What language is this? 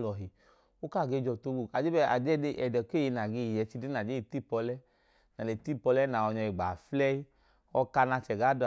Idoma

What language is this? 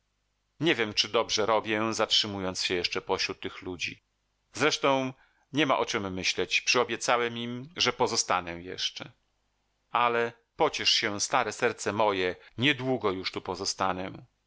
Polish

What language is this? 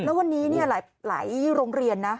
Thai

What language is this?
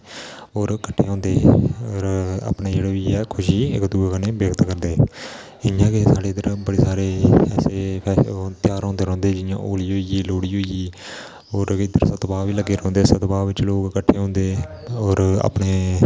Dogri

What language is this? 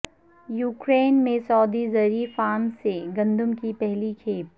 Urdu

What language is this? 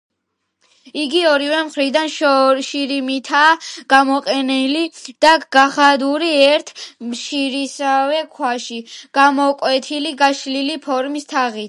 Georgian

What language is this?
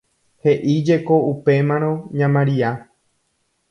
Guarani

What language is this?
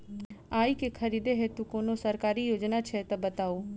Maithili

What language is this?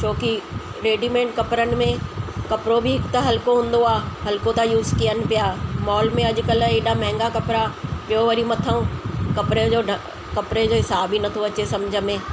Sindhi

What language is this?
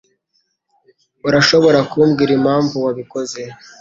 Kinyarwanda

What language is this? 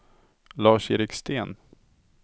Swedish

